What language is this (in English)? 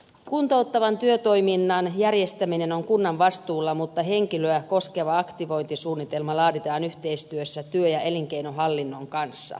Finnish